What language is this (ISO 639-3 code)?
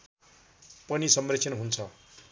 nep